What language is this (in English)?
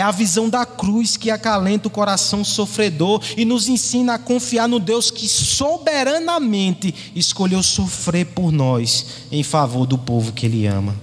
Portuguese